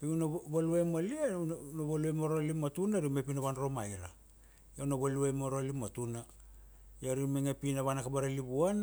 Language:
Kuanua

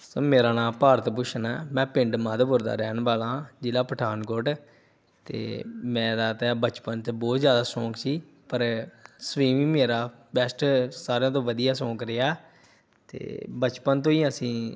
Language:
Punjabi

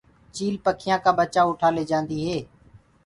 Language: Gurgula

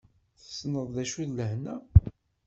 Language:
Kabyle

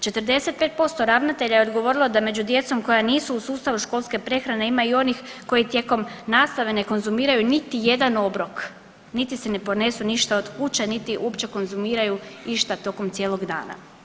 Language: Croatian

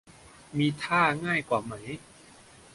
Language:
Thai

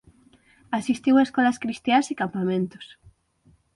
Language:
Galician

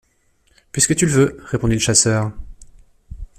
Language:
French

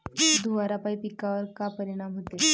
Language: Marathi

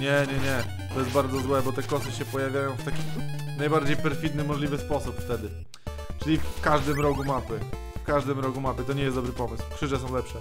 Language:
Polish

